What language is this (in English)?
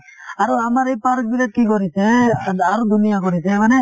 Assamese